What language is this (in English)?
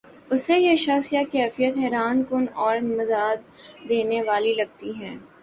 Urdu